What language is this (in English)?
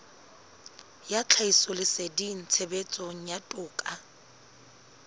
Southern Sotho